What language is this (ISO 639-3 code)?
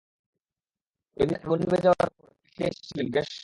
ben